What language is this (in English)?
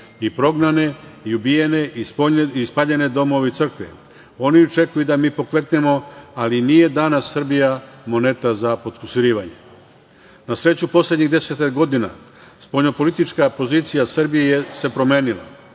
Serbian